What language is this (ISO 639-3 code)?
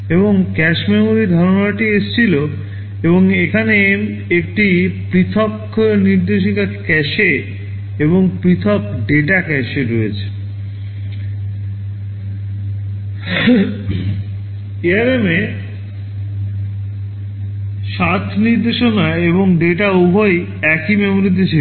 ben